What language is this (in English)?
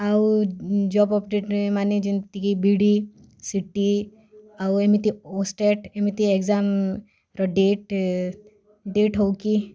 Odia